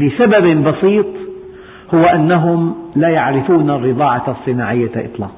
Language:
Arabic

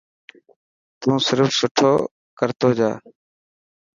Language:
Dhatki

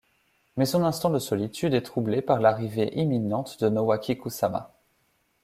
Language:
French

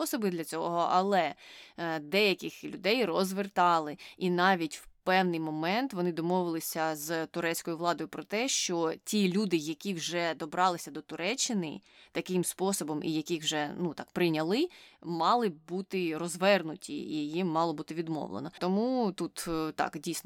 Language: Ukrainian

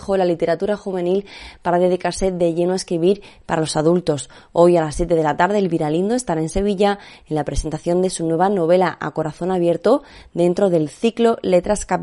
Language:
Spanish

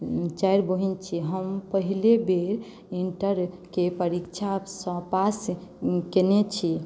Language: Maithili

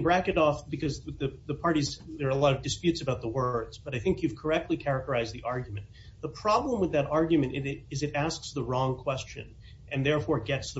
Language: English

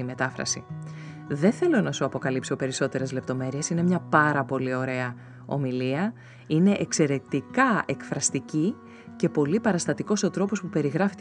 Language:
Greek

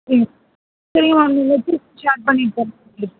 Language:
Tamil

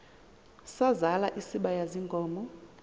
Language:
Xhosa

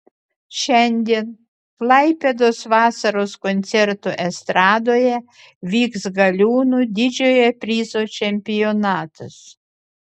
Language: Lithuanian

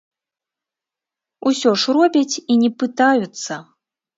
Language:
Belarusian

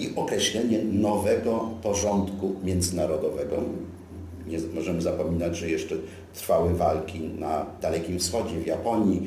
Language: Polish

